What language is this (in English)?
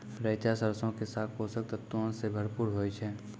Maithili